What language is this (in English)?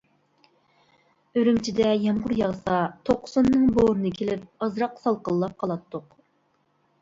Uyghur